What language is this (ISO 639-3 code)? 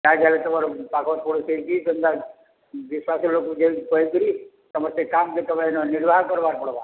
ori